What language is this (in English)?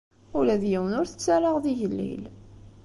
Kabyle